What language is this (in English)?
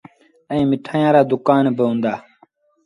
Sindhi Bhil